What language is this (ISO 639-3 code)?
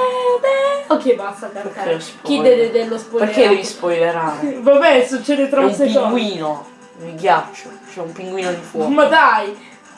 ita